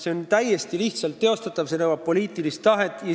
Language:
Estonian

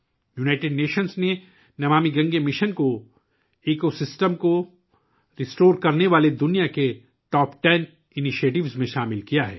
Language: Urdu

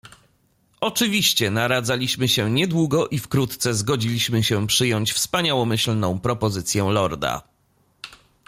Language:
Polish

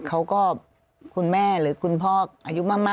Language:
Thai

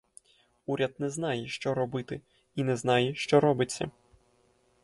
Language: Ukrainian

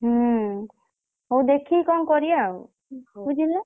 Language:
Odia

